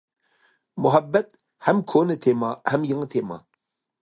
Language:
Uyghur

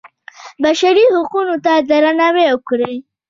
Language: Pashto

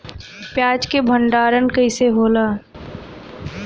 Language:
Bhojpuri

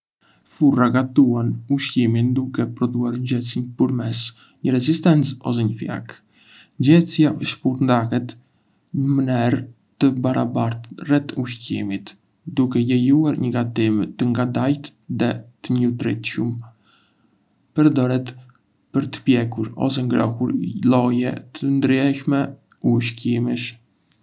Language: Arbëreshë Albanian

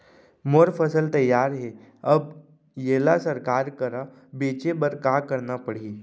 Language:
Chhattisgarhi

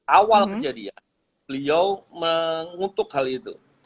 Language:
Indonesian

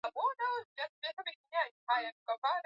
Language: Swahili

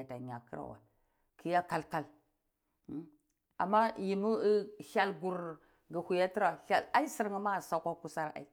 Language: Cibak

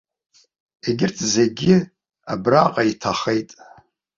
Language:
Abkhazian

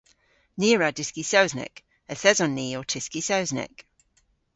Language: Cornish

